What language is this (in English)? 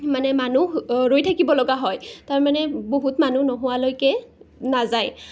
Assamese